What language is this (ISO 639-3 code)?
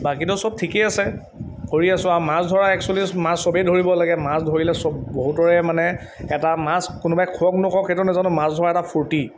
asm